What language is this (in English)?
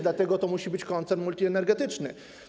Polish